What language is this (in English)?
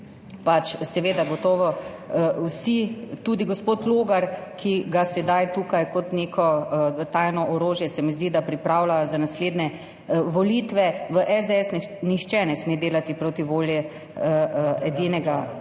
Slovenian